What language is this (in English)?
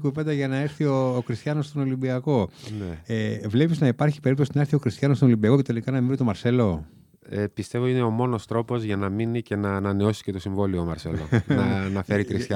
Greek